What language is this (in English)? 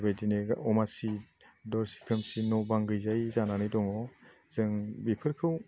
Bodo